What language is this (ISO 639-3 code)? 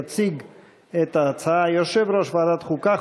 heb